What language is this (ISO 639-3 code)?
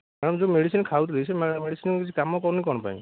ori